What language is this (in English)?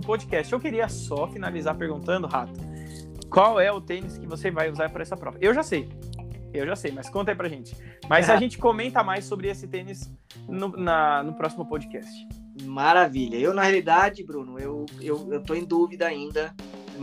Portuguese